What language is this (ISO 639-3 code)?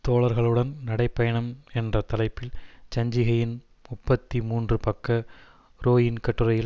tam